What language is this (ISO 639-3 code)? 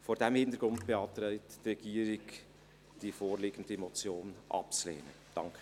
gsw